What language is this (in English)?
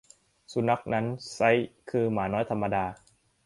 Thai